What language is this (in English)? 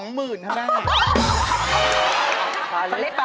Thai